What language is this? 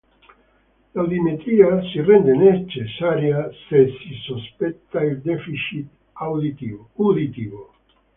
Italian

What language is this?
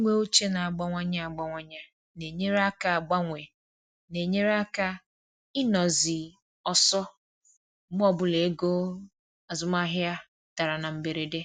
Igbo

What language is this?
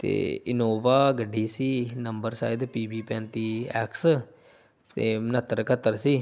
Punjabi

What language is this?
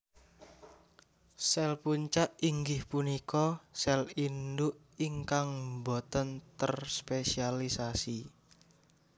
Javanese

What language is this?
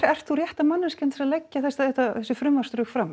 Icelandic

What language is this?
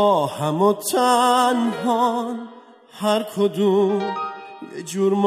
Persian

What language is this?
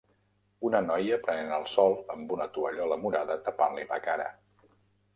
Catalan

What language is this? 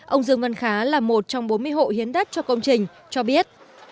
Vietnamese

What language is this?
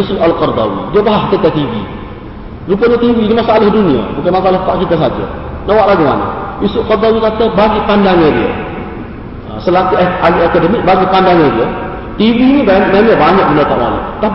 Malay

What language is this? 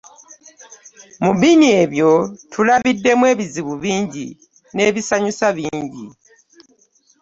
Ganda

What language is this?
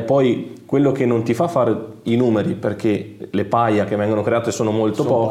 Italian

